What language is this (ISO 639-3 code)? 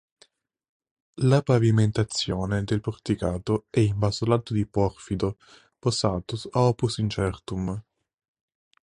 ita